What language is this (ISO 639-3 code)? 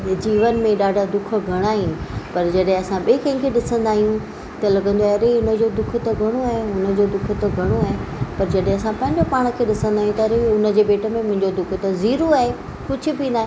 snd